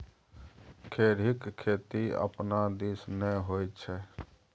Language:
Maithili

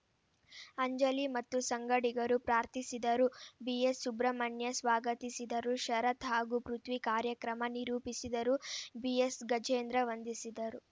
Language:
Kannada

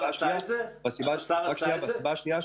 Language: Hebrew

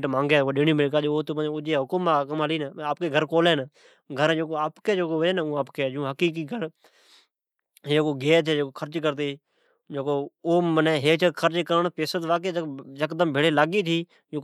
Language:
Od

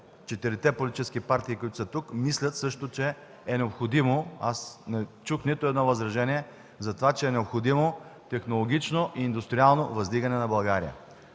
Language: Bulgarian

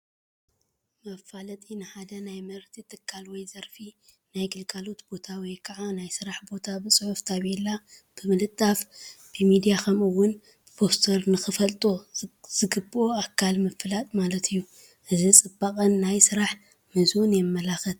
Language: Tigrinya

